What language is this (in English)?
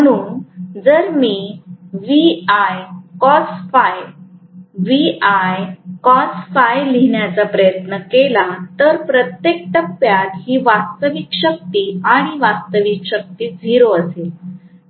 Marathi